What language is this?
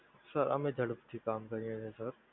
Gujarati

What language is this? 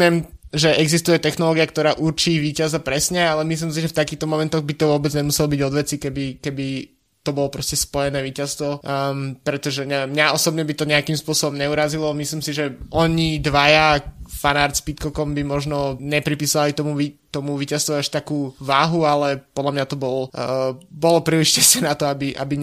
Slovak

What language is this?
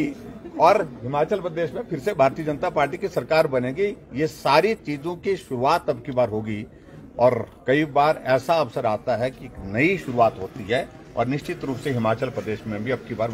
Hindi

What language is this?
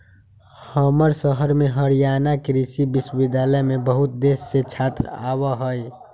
Magahi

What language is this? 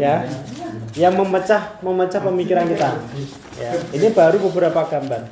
Indonesian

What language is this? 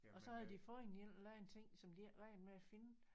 Danish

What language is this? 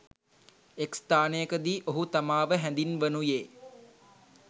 Sinhala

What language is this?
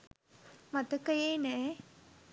Sinhala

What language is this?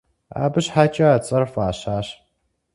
Kabardian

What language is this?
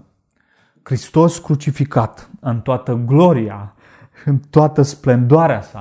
Romanian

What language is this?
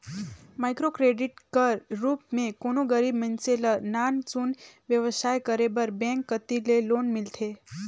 Chhattisgarhi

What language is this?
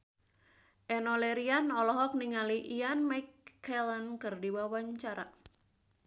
Sundanese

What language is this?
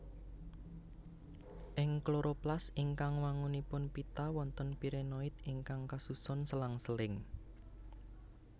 Javanese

